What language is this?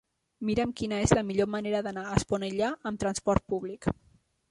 Catalan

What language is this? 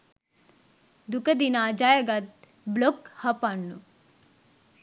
Sinhala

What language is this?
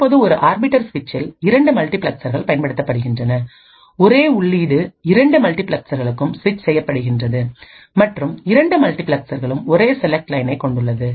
Tamil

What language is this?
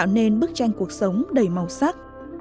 Vietnamese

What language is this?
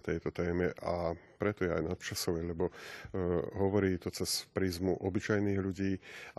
Slovak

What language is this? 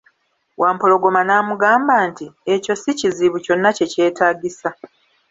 Ganda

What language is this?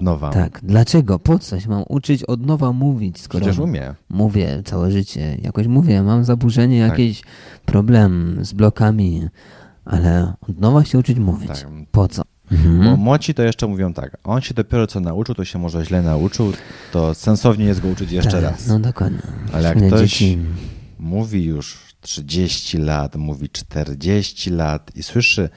Polish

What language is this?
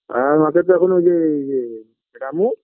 Bangla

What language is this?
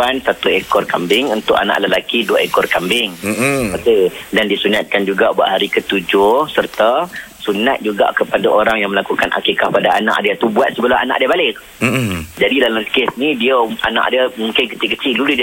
Malay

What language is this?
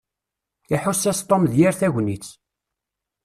Kabyle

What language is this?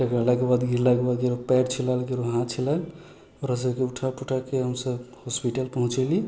Maithili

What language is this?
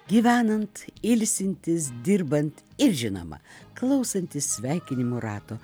Lithuanian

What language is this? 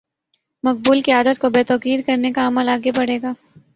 Urdu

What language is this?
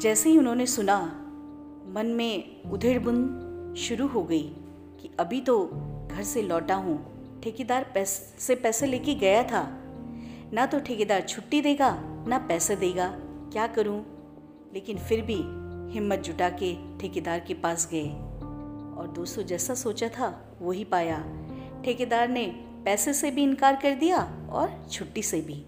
Hindi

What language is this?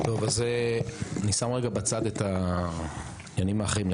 Hebrew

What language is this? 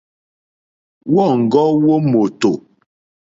Mokpwe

